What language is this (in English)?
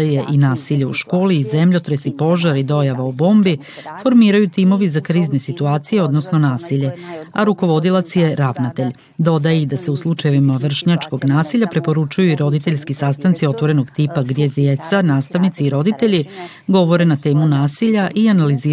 Croatian